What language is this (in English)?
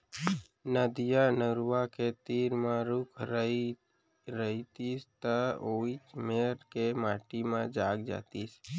Chhattisgarhi